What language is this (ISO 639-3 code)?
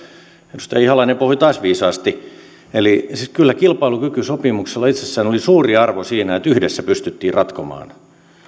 fin